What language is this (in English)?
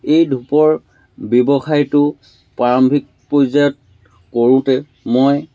Assamese